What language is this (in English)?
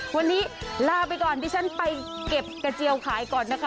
Thai